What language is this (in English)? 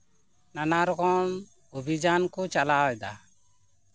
Santali